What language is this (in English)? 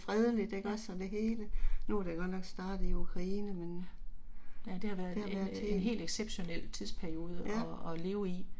Danish